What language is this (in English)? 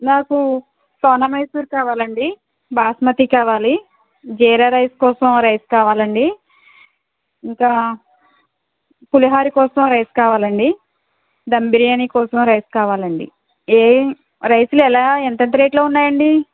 Telugu